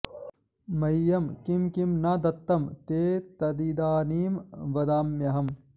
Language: Sanskrit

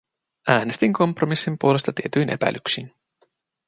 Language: Finnish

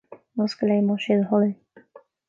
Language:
Irish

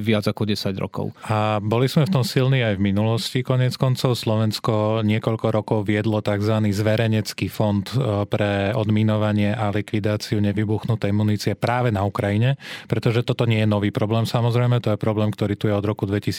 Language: Slovak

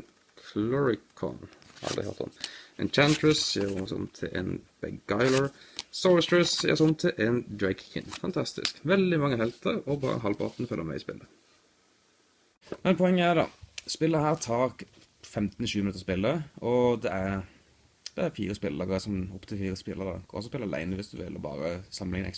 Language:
Dutch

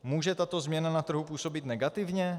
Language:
Czech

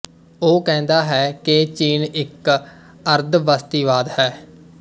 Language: Punjabi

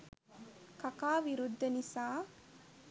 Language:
Sinhala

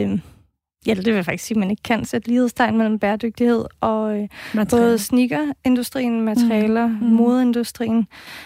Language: Danish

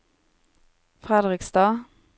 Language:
Norwegian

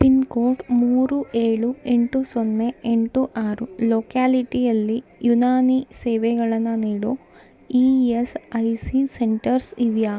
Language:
Kannada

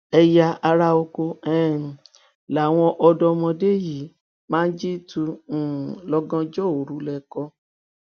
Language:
Yoruba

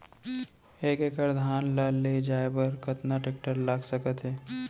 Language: Chhattisgarhi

